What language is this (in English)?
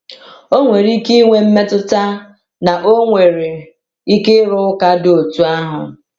Igbo